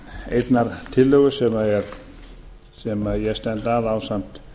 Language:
Icelandic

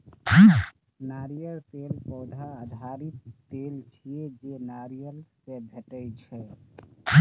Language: Maithili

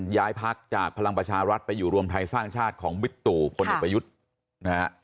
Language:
Thai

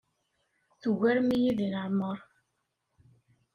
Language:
Kabyle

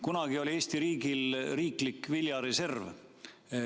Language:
Estonian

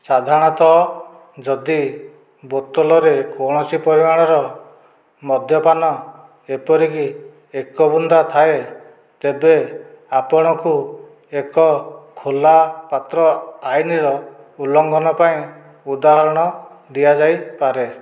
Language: Odia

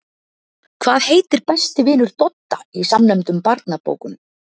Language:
Icelandic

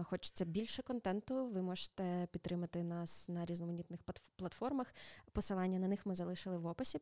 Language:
Ukrainian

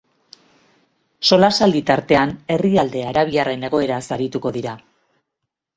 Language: Basque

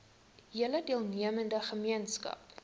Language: Afrikaans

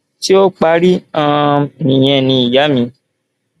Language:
Yoruba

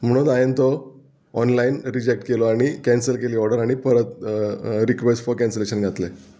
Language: Konkani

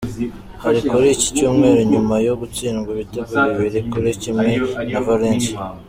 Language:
Kinyarwanda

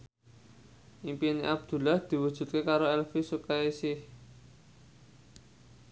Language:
Javanese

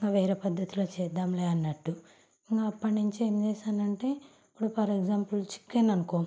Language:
Telugu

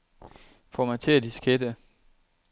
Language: Danish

